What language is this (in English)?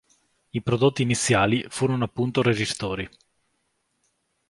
Italian